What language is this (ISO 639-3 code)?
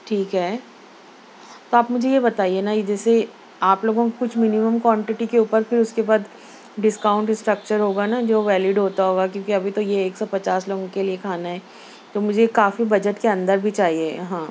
urd